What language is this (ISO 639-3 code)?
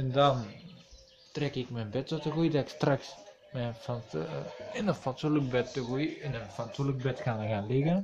nld